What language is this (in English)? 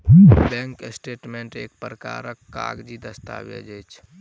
Maithili